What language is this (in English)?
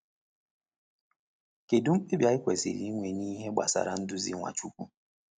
Igbo